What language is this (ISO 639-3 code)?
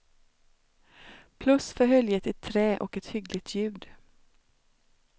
swe